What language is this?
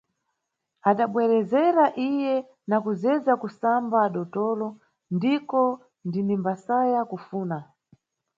Nyungwe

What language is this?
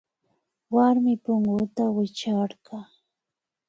Imbabura Highland Quichua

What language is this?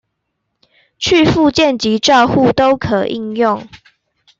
Chinese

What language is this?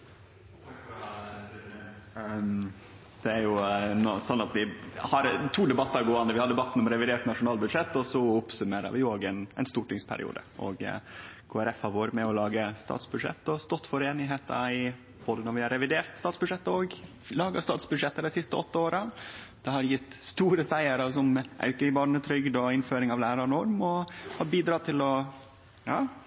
Norwegian Nynorsk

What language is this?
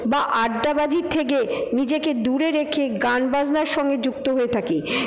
Bangla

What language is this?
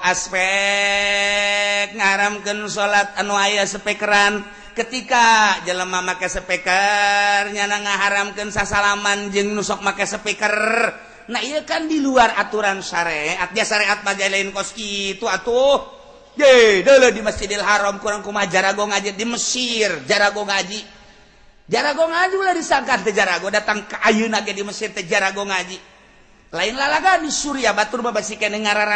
Indonesian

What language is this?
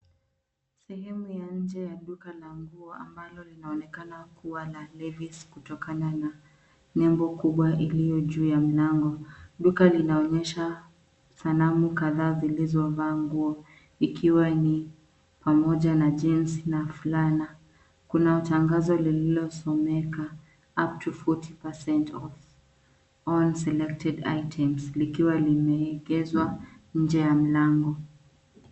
Swahili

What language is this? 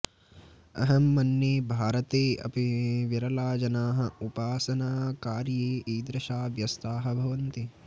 Sanskrit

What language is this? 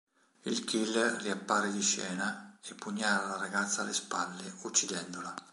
Italian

